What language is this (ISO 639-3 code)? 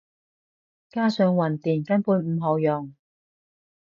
yue